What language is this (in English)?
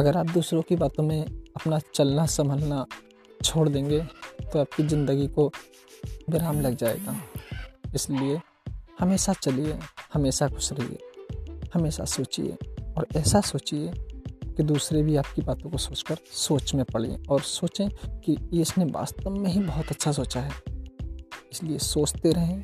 Hindi